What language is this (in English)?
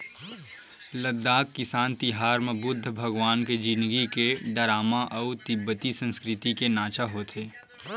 Chhattisgarhi